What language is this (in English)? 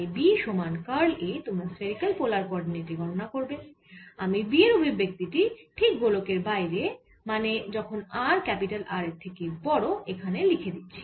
Bangla